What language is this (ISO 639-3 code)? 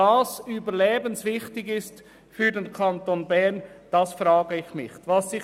gsw